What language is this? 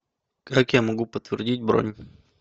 Russian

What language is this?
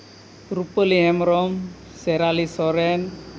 Santali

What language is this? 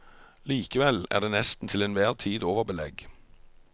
Norwegian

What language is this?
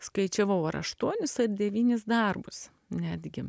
Lithuanian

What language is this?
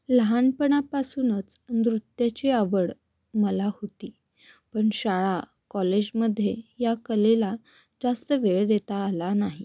Marathi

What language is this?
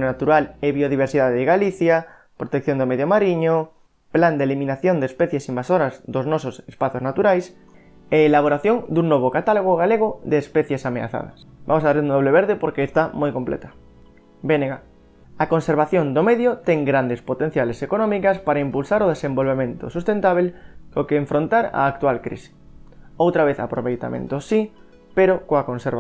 Spanish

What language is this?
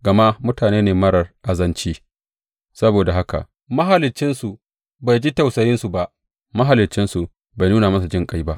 Hausa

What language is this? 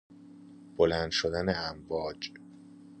Persian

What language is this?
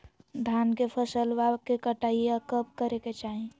Magahi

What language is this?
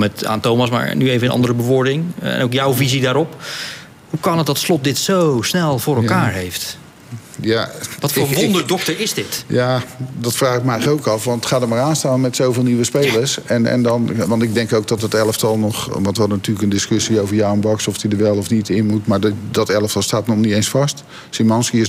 Dutch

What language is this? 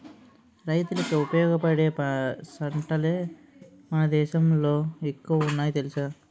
Telugu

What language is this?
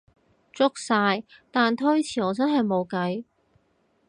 Cantonese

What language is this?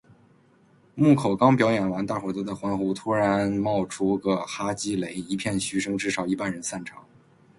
Chinese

